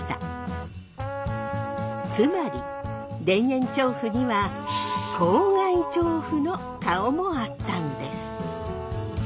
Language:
Japanese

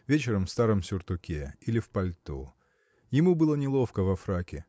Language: Russian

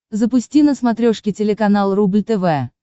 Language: Russian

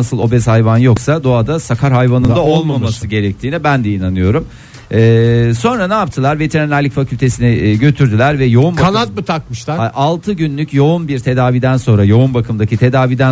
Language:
Turkish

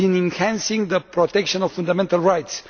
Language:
English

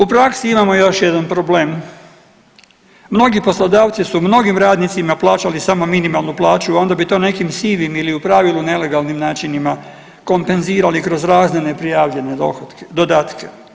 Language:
Croatian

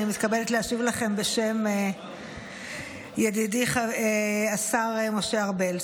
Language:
Hebrew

